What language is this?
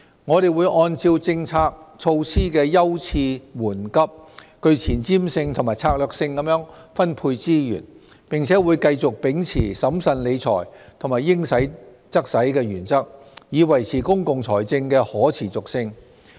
Cantonese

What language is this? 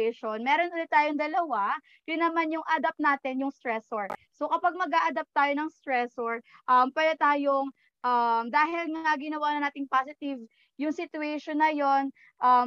Filipino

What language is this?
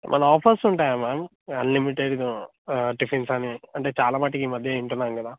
Telugu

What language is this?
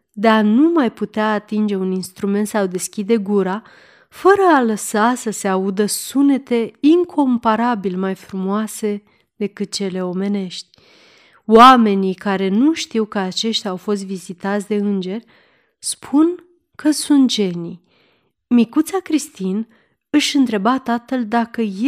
Romanian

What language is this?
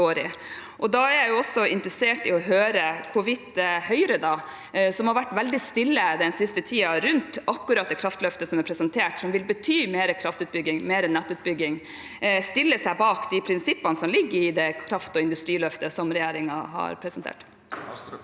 Norwegian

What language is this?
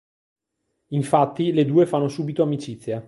Italian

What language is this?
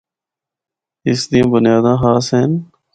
Northern Hindko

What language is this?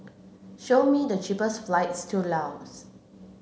English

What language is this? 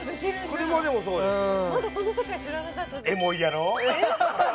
Japanese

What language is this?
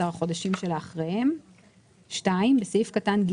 Hebrew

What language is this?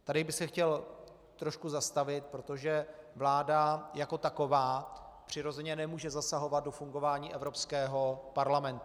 Czech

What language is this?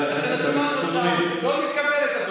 Hebrew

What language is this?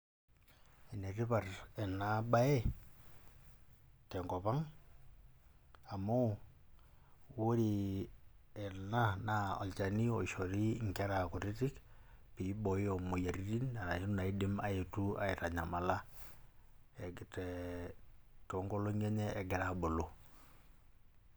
Masai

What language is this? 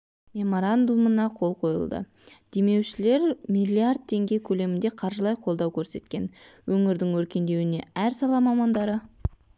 Kazakh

